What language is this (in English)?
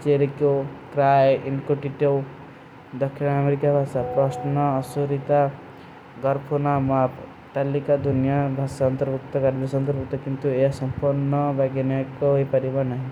Kui (India)